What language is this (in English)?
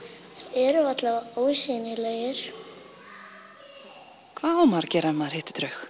Icelandic